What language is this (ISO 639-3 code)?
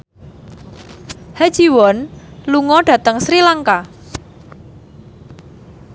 jav